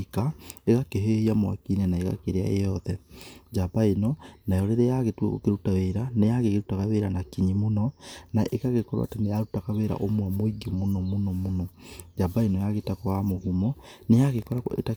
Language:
Kikuyu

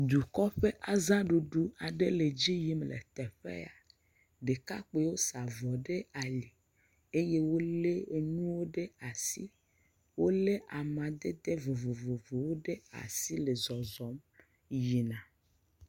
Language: Ewe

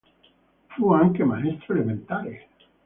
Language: Italian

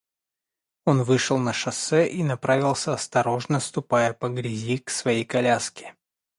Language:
Russian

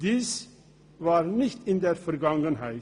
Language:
Swiss German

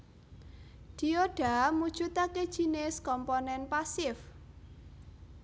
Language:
Javanese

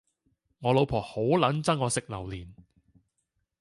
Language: Cantonese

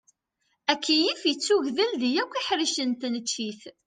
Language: Kabyle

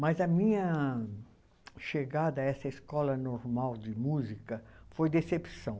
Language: Portuguese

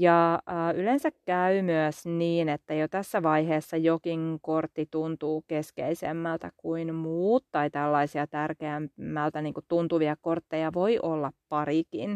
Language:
Finnish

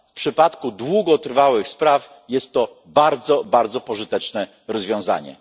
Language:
Polish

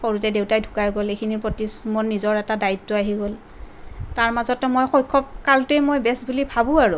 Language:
Assamese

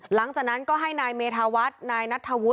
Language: Thai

